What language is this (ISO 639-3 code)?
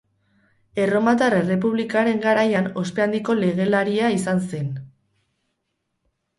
eus